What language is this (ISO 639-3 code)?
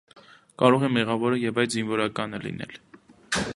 hye